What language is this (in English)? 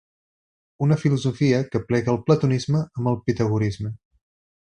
Catalan